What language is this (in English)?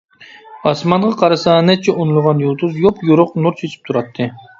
Uyghur